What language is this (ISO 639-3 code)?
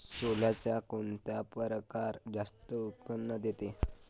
mar